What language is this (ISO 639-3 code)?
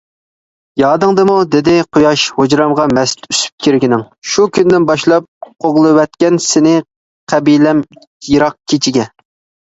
uig